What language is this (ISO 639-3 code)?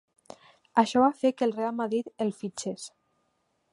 cat